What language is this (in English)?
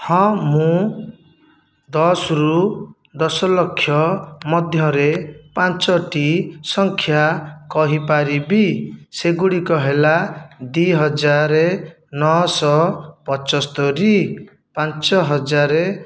Odia